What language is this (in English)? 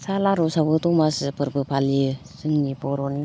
Bodo